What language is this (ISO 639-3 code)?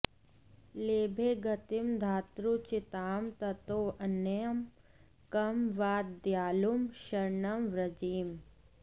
san